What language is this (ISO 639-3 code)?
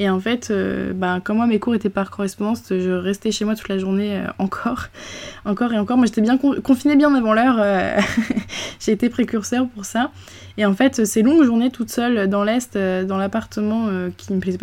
fra